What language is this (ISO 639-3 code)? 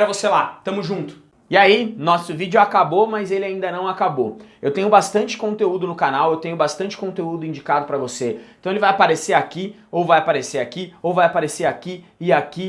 por